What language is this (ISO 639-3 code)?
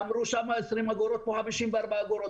heb